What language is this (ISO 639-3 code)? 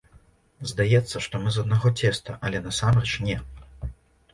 bel